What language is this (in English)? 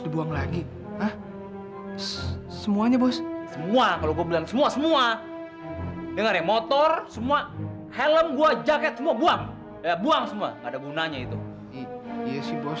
Indonesian